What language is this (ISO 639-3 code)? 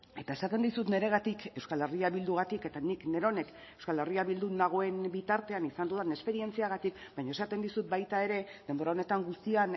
eus